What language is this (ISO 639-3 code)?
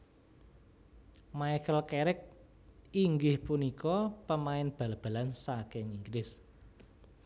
jav